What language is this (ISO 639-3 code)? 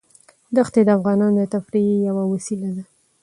pus